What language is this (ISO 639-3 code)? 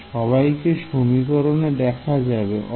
ben